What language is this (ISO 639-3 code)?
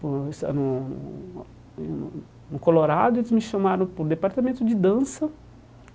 por